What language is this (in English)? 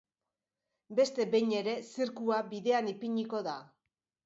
Basque